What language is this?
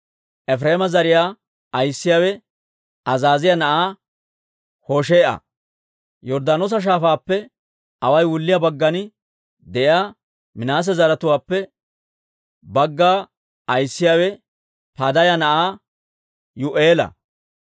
Dawro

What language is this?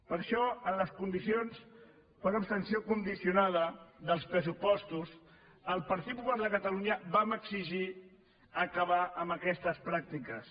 Catalan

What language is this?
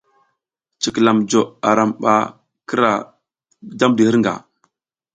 South Giziga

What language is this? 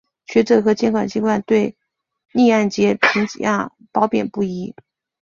Chinese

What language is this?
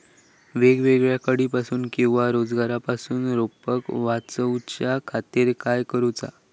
Marathi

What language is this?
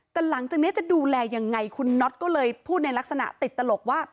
Thai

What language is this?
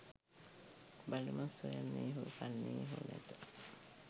Sinhala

